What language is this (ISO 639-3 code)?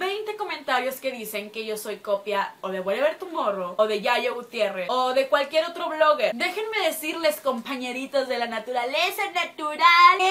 spa